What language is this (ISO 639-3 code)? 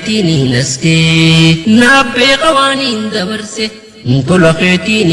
orm